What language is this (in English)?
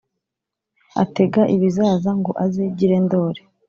Kinyarwanda